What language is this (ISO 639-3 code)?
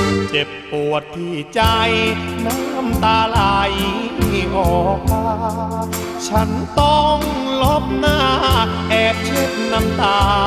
tha